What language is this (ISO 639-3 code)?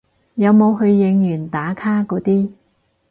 yue